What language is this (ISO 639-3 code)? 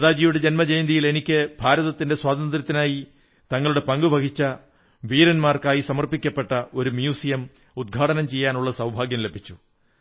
mal